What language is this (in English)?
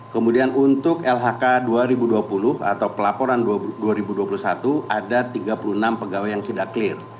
Indonesian